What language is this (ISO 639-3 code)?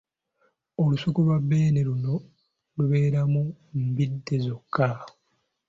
lug